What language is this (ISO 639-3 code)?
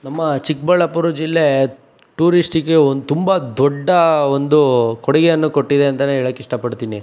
kan